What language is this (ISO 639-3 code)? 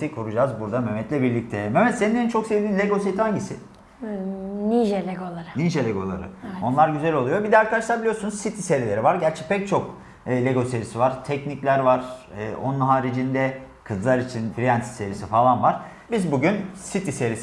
tur